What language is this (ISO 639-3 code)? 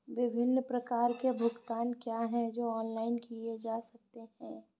hin